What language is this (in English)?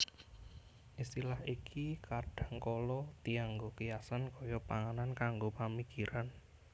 Javanese